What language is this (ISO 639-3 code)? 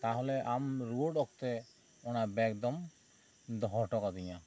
sat